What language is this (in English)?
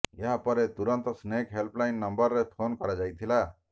Odia